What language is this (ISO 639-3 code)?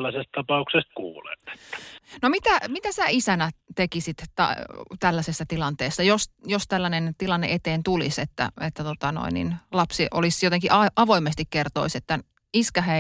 fin